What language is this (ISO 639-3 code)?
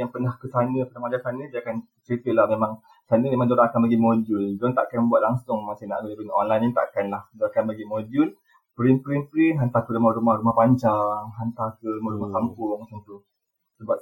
msa